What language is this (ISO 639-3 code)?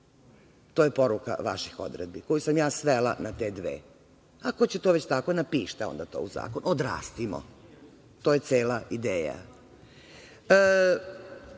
srp